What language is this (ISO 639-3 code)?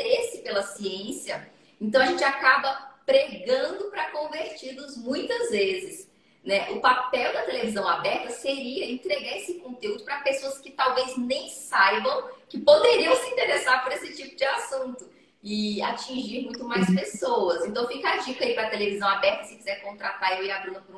por